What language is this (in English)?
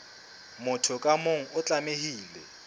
Southern Sotho